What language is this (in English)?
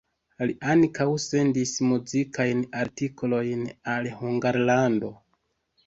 Esperanto